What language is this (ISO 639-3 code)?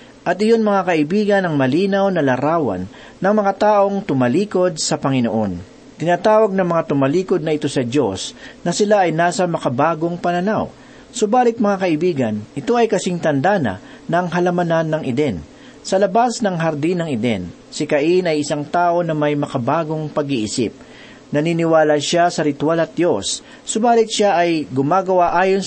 fil